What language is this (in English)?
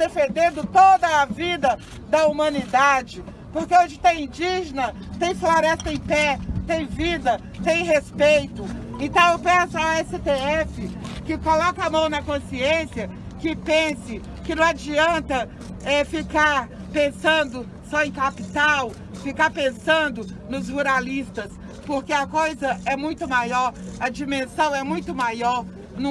Portuguese